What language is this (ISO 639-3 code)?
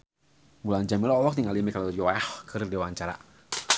sun